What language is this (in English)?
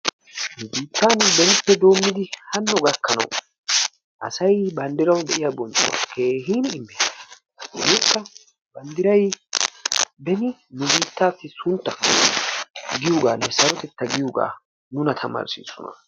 Wolaytta